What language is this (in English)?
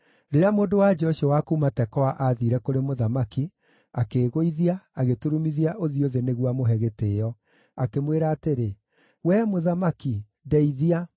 Kikuyu